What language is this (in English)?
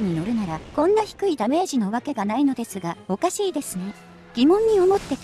Japanese